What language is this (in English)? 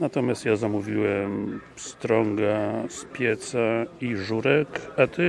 Polish